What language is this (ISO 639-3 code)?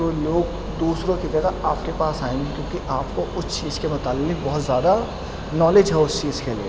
urd